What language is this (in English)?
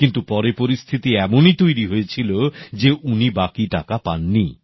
Bangla